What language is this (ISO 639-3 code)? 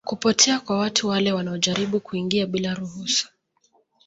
swa